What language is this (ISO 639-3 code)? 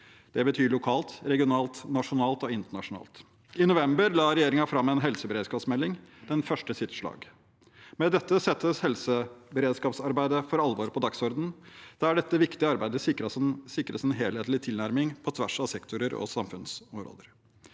nor